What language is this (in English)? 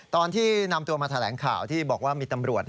Thai